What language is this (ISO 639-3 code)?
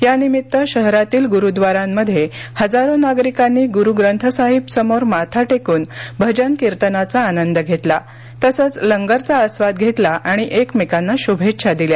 mar